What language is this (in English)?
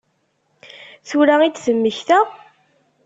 Kabyle